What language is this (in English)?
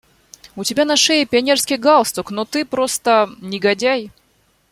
Russian